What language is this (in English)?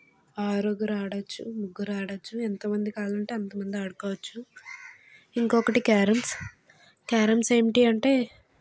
Telugu